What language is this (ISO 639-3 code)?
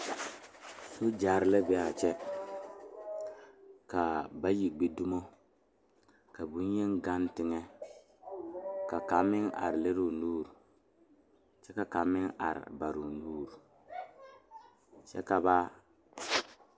dga